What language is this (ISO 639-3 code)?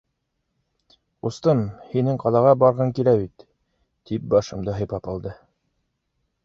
bak